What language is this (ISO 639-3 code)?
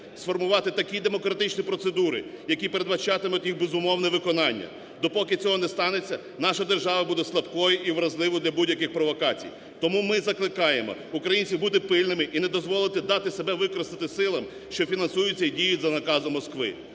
ukr